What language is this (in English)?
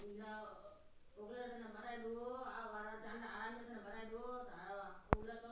Magahi